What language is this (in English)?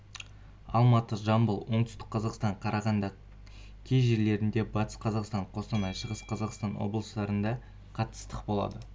Kazakh